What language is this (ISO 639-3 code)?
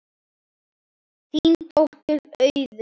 isl